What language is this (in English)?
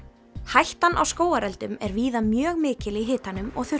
Icelandic